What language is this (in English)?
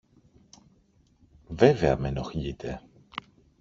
Greek